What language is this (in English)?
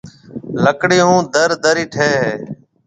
Marwari (Pakistan)